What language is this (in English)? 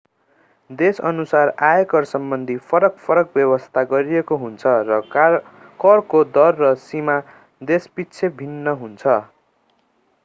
Nepali